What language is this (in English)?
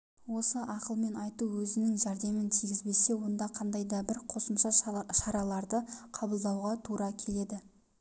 Kazakh